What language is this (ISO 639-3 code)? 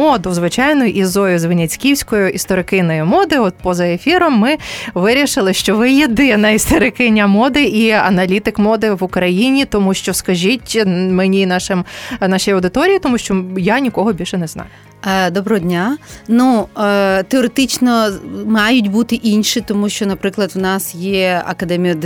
ukr